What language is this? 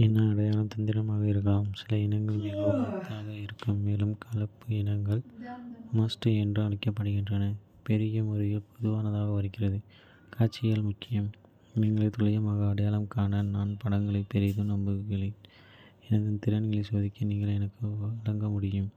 Kota (India)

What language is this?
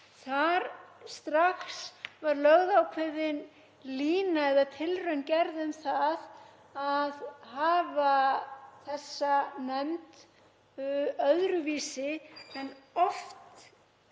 Icelandic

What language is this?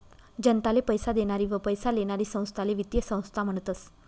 Marathi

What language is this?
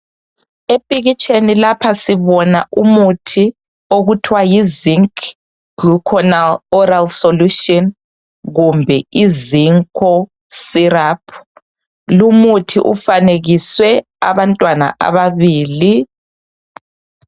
North Ndebele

